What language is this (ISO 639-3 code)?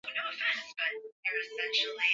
swa